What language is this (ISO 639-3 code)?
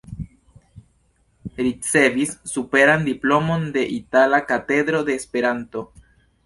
epo